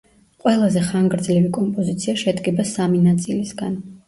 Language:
Georgian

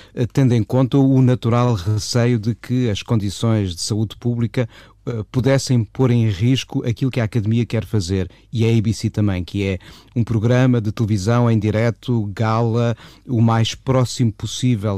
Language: Portuguese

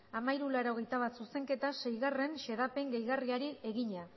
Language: Basque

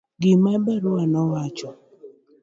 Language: Luo (Kenya and Tanzania)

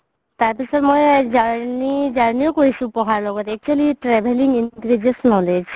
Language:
Assamese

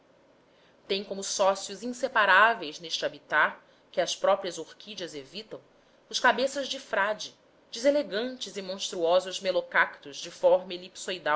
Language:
Portuguese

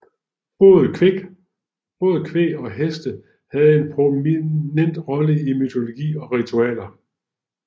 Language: Danish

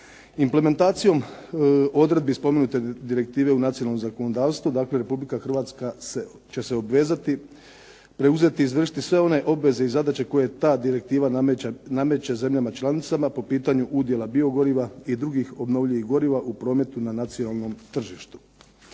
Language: Croatian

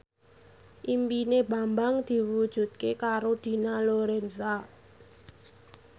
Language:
Javanese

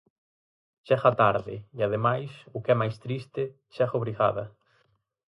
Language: Galician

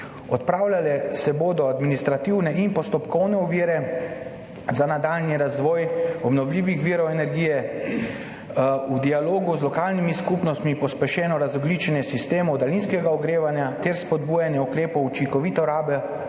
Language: Slovenian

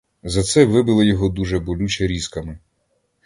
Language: Ukrainian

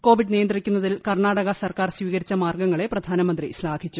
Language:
Malayalam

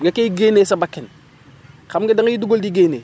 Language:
Wolof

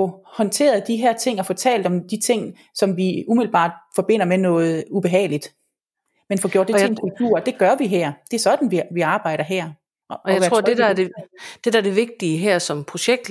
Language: Danish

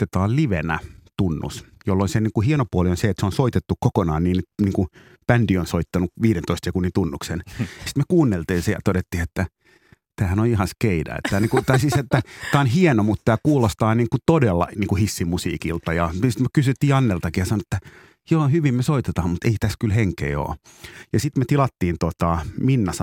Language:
Finnish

